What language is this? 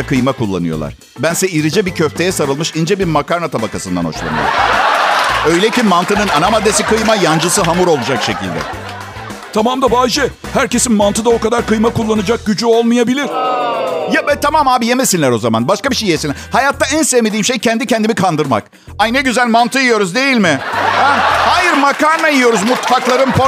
Turkish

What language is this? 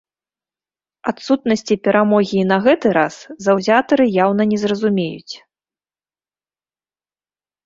Belarusian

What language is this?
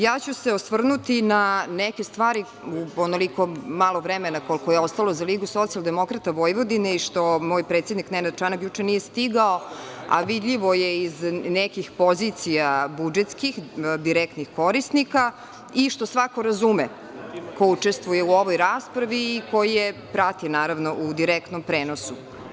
Serbian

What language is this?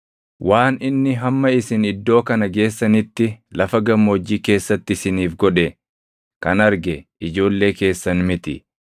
Oromo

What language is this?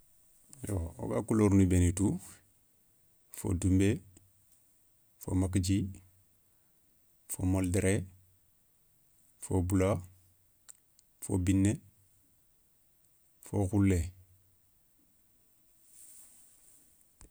Soninke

